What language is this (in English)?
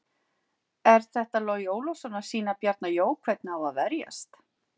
Icelandic